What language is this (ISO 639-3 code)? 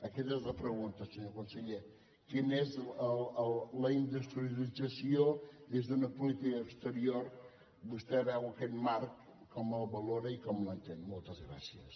cat